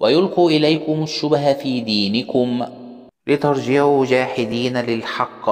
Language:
Arabic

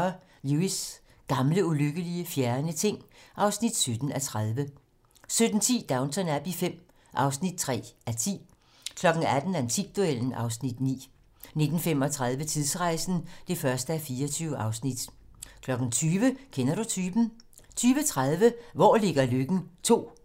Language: Danish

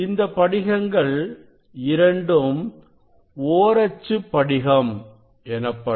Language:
Tamil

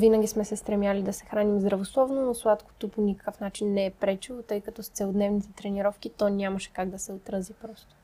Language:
Bulgarian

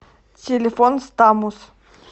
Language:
Russian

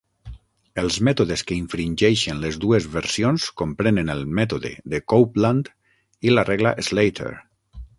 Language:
Catalan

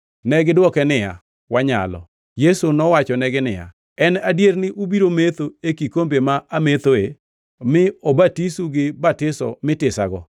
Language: Luo (Kenya and Tanzania)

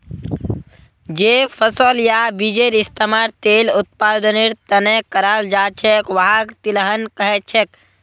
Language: Magahi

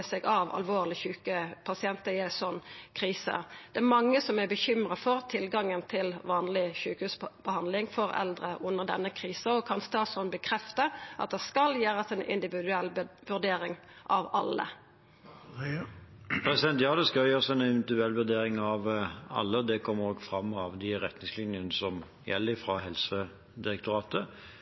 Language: Norwegian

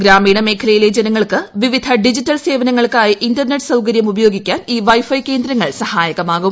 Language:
Malayalam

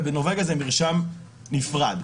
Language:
Hebrew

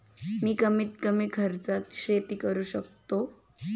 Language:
Marathi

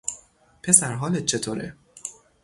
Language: Persian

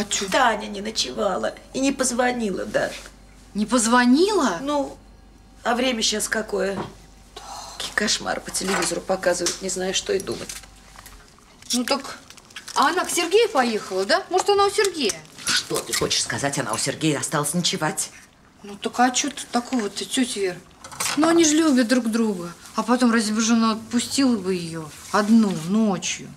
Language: Russian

